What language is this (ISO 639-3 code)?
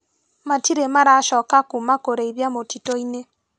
kik